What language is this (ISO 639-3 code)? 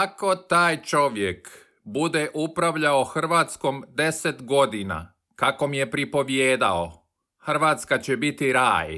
hrv